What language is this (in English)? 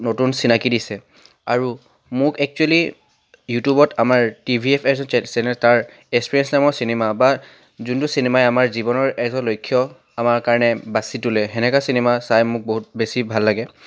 Assamese